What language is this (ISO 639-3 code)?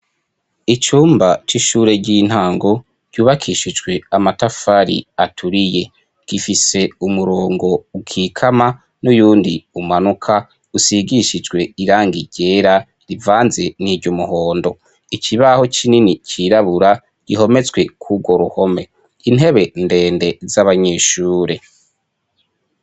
run